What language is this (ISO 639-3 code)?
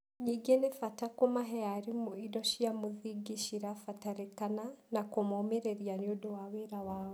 kik